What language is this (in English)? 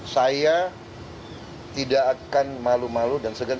Indonesian